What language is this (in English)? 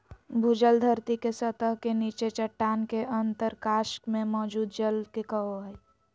Magahi